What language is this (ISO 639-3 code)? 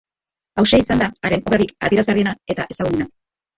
eus